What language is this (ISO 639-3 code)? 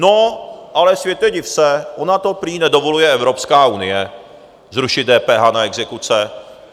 ces